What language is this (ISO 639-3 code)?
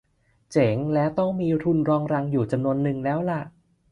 tha